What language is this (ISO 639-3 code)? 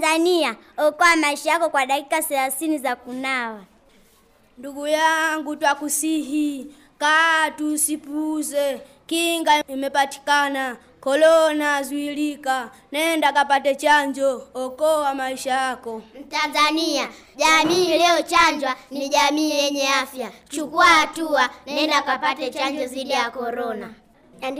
swa